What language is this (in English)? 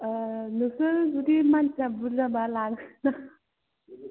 Bodo